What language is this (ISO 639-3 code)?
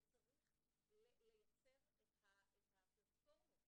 heb